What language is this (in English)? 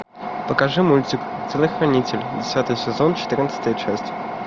Russian